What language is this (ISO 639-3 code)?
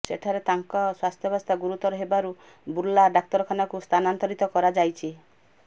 ori